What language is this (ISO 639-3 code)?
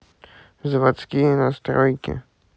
rus